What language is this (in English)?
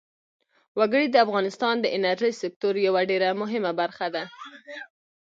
Pashto